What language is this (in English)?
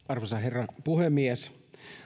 Finnish